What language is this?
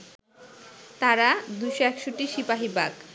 Bangla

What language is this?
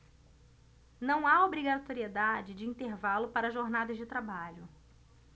Portuguese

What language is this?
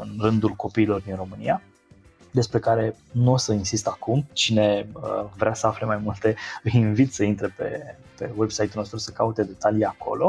Romanian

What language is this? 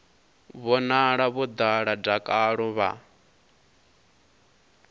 Venda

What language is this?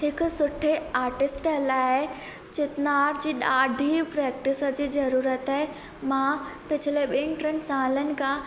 Sindhi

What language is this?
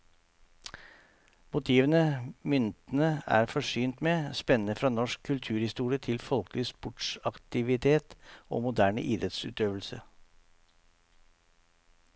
Norwegian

